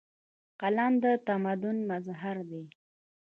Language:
Pashto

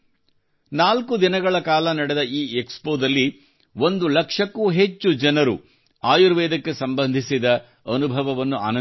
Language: Kannada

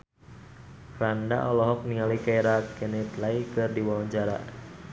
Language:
Sundanese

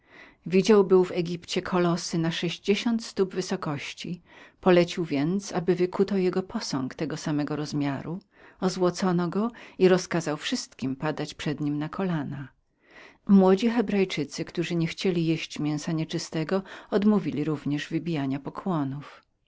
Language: Polish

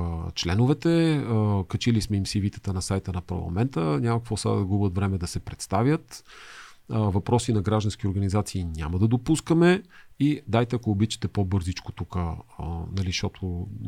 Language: Bulgarian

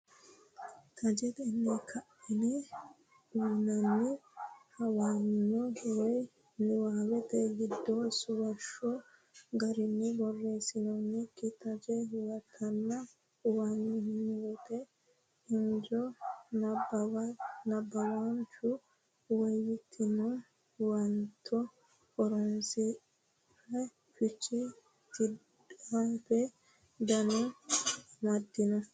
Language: Sidamo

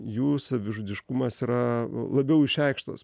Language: Lithuanian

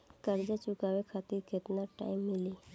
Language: Bhojpuri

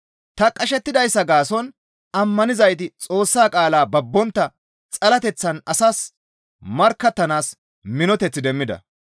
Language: Gamo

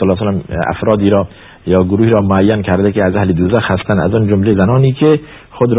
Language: Persian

